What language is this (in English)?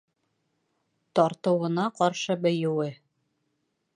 Bashkir